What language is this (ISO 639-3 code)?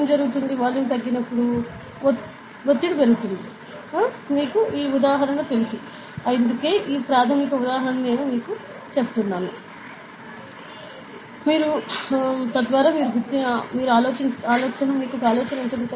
tel